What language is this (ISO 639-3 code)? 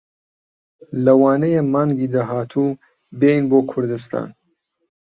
ckb